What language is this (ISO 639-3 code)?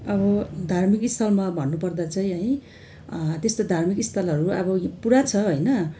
nep